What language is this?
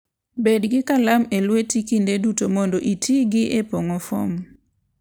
Luo (Kenya and Tanzania)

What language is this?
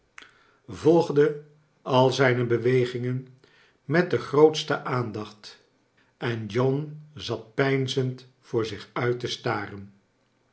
Dutch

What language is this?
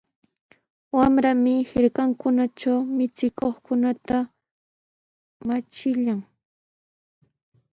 Sihuas Ancash Quechua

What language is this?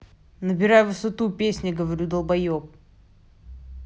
Russian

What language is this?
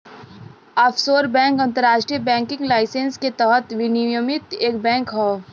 Bhojpuri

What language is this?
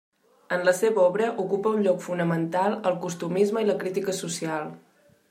Catalan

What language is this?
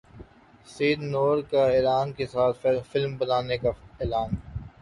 Urdu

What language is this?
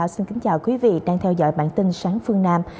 Vietnamese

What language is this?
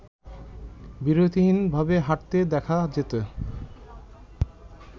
Bangla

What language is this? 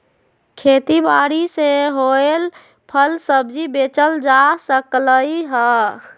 Magahi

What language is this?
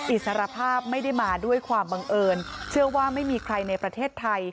Thai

